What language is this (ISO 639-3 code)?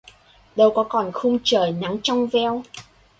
vie